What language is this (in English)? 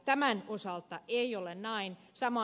Finnish